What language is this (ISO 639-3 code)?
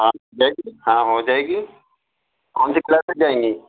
urd